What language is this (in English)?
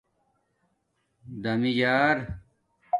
Domaaki